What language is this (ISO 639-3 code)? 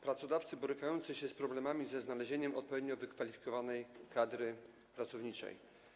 pol